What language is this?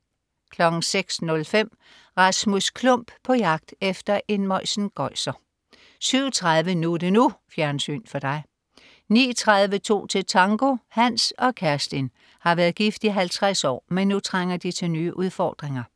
Danish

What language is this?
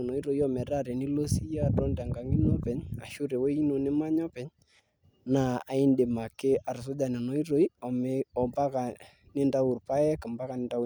Masai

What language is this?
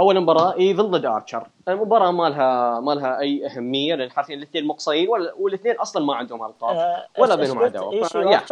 Arabic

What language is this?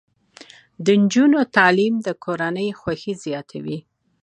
Pashto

